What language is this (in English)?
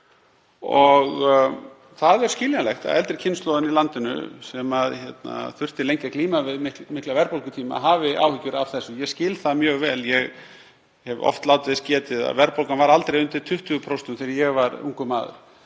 Icelandic